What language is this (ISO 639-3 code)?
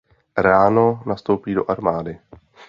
ces